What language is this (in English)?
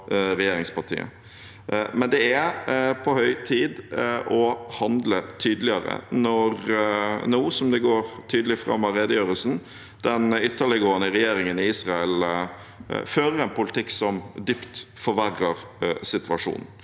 Norwegian